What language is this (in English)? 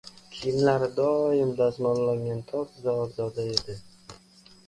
Uzbek